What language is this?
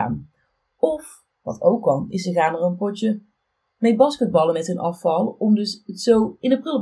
Dutch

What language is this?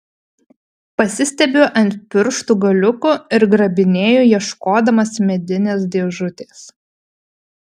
Lithuanian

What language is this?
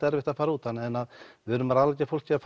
Icelandic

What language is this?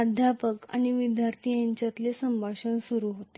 Marathi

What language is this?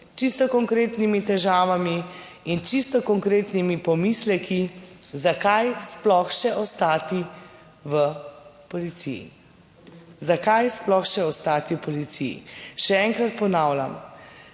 Slovenian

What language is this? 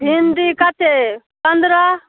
Maithili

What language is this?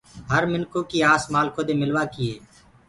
Gurgula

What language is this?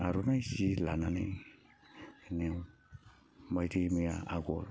Bodo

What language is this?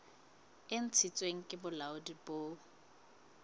Southern Sotho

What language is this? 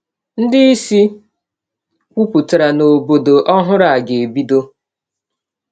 Igbo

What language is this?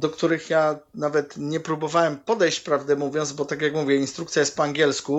Polish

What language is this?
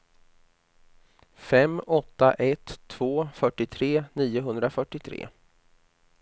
Swedish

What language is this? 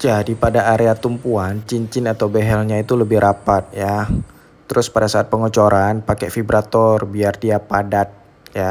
Indonesian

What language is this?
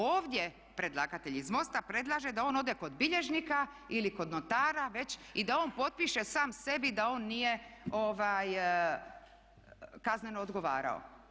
Croatian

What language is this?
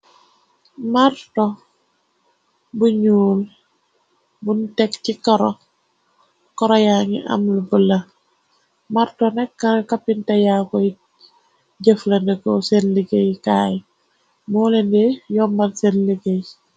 Wolof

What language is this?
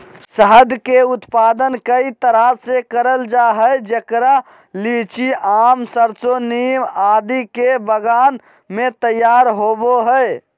Magahi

